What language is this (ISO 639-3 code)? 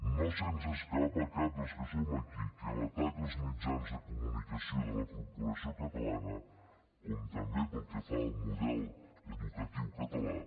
cat